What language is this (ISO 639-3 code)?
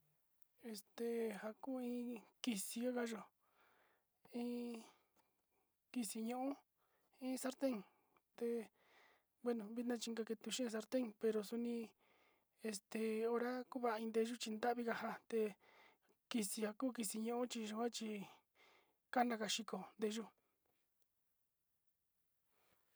xti